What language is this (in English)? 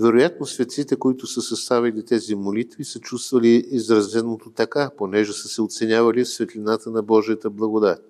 Bulgarian